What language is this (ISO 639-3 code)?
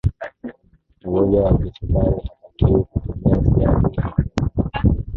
swa